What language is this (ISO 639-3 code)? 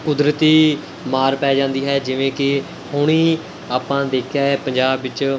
pan